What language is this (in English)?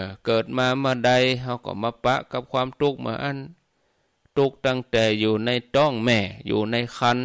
Thai